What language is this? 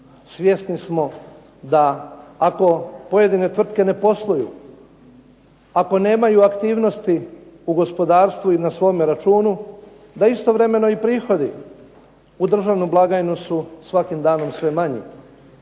Croatian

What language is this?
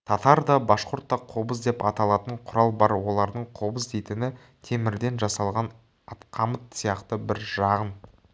Kazakh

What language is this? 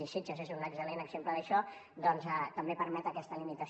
Catalan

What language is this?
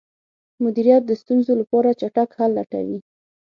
Pashto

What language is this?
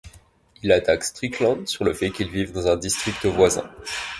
French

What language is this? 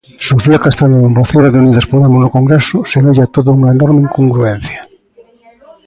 Galician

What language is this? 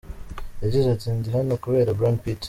Kinyarwanda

